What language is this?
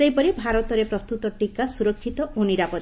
Odia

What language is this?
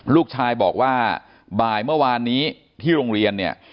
Thai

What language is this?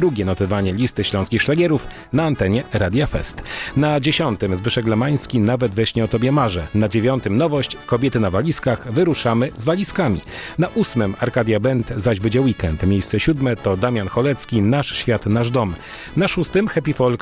Polish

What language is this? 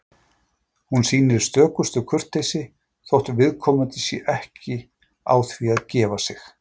Icelandic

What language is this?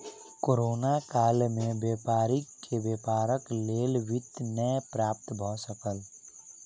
Maithili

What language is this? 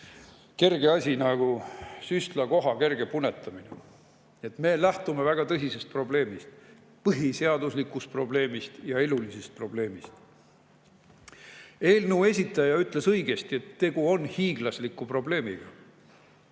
Estonian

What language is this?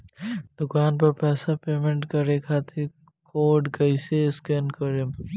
Bhojpuri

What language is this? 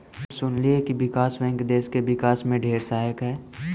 Magahi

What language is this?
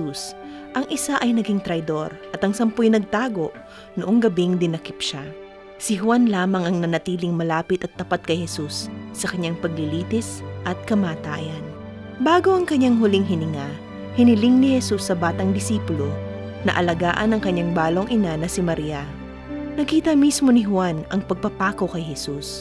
Filipino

